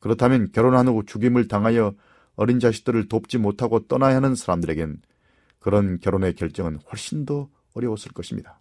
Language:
Korean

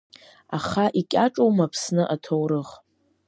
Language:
Abkhazian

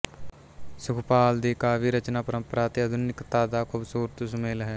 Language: Punjabi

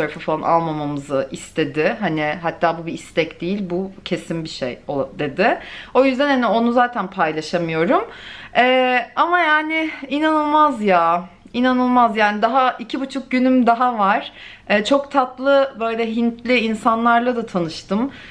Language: Turkish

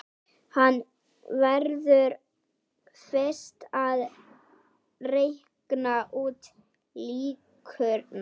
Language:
Icelandic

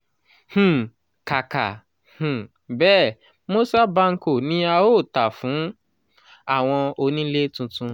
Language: Yoruba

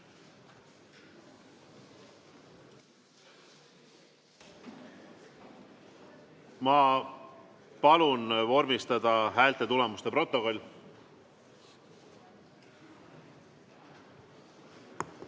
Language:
Estonian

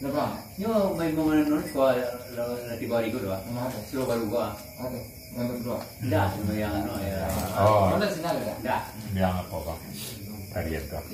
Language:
Indonesian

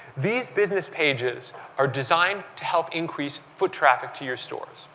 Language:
English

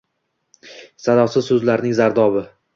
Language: Uzbek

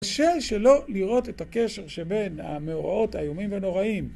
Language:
Hebrew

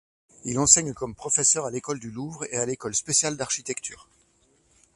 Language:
French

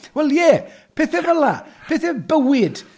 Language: Welsh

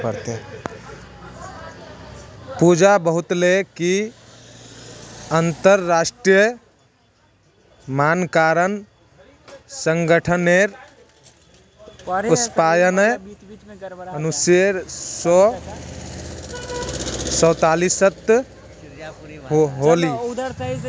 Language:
Magahi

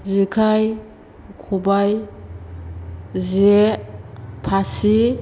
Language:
Bodo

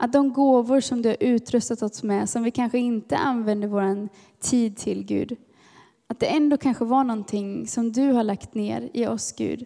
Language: Swedish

